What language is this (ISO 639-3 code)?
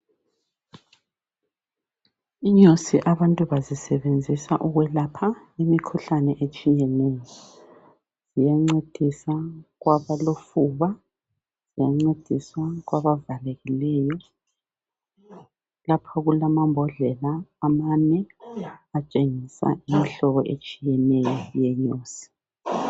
nde